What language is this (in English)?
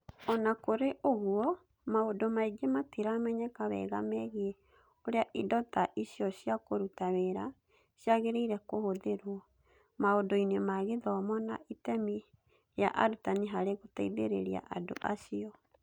Kikuyu